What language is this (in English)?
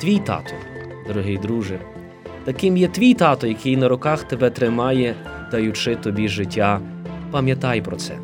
Ukrainian